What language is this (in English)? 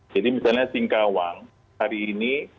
Indonesian